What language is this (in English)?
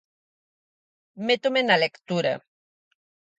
Galician